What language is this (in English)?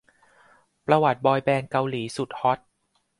Thai